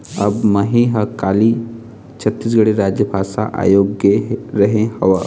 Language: Chhattisgarhi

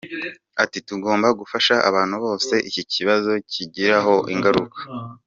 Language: Kinyarwanda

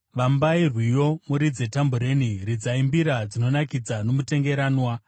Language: Shona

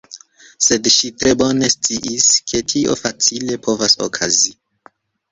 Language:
Esperanto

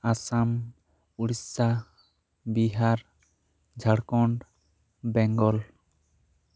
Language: Santali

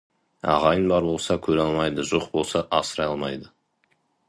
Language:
Kazakh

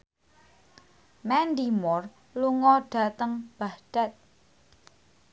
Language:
Javanese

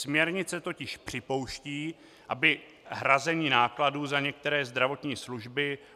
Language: Czech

